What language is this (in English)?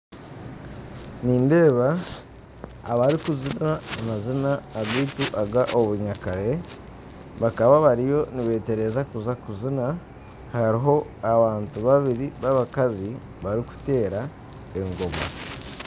Nyankole